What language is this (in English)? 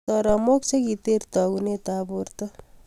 Kalenjin